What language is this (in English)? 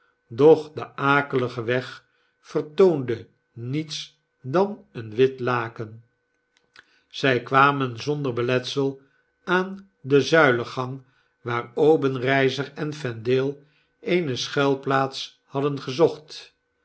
Dutch